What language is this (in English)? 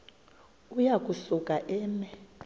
Xhosa